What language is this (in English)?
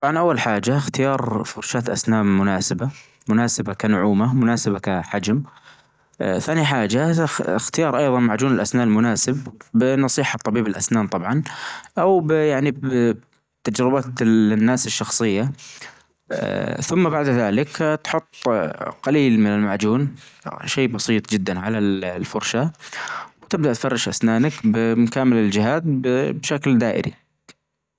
Najdi Arabic